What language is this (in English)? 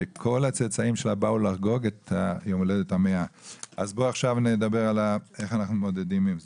Hebrew